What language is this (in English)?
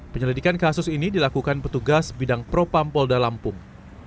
Indonesian